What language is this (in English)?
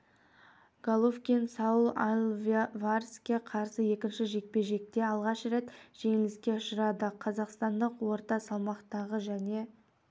Kazakh